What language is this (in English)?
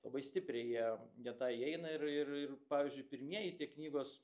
Lithuanian